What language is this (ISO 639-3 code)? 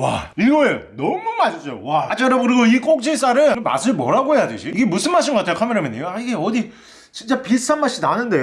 kor